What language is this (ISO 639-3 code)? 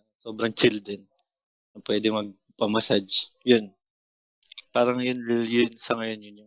fil